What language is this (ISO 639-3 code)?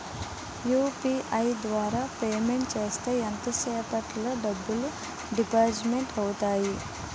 tel